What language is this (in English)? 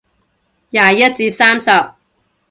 Cantonese